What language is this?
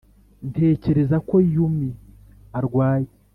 Kinyarwanda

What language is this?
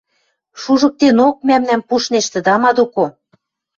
Western Mari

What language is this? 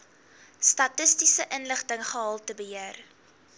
Afrikaans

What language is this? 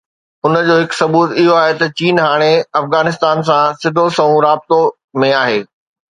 Sindhi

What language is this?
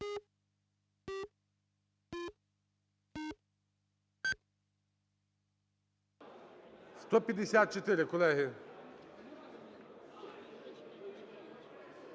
Ukrainian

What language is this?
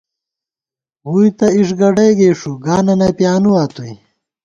Gawar-Bati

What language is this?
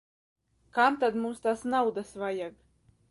Latvian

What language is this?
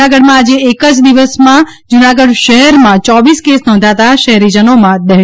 Gujarati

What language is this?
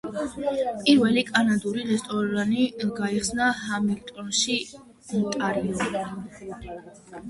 Georgian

